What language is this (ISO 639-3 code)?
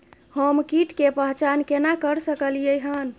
mai